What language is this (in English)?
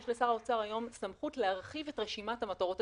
Hebrew